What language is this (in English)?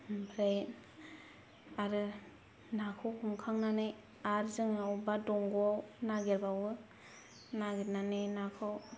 Bodo